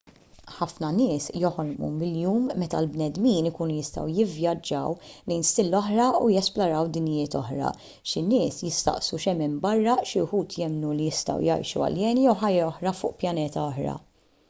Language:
Maltese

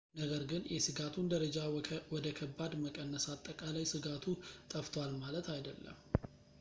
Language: Amharic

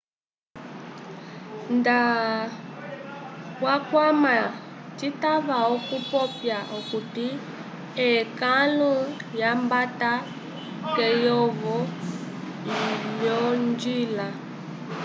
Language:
Umbundu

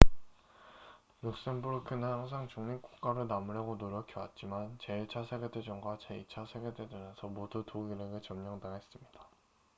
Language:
Korean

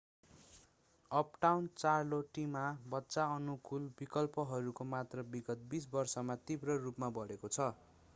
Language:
Nepali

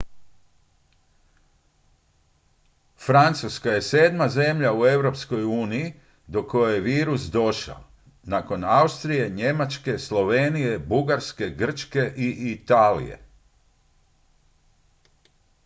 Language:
Croatian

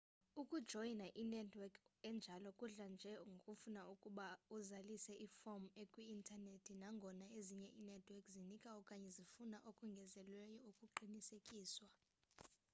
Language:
Xhosa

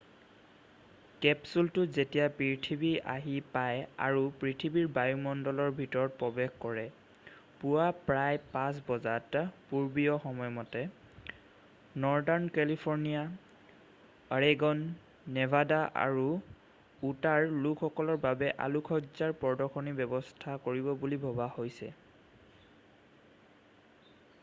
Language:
Assamese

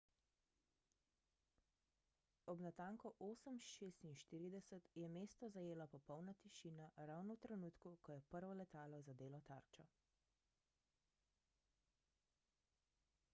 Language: Slovenian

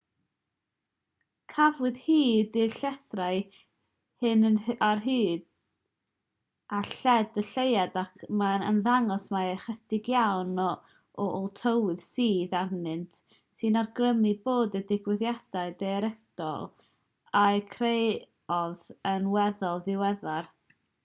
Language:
Welsh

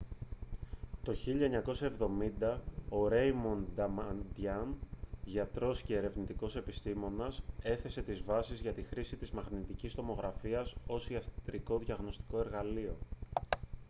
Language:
Greek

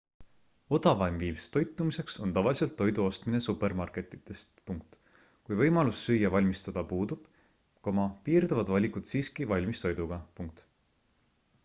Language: Estonian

